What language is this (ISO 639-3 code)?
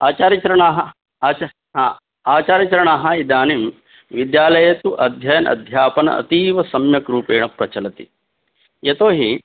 san